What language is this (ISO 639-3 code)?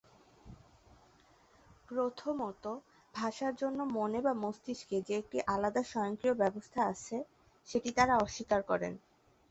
ben